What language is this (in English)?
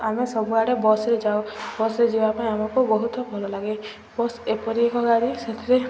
Odia